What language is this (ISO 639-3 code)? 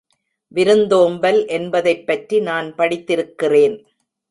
tam